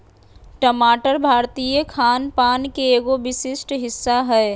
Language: Magahi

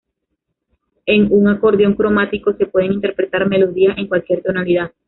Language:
Spanish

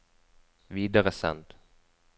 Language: Norwegian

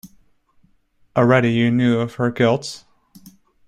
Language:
English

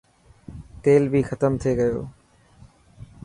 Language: Dhatki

